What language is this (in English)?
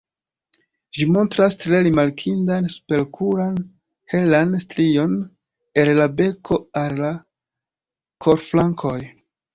Esperanto